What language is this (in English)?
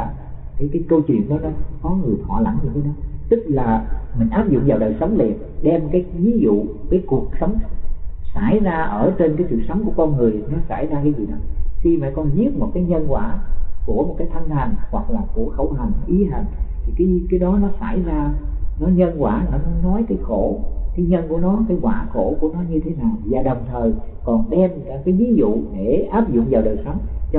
Vietnamese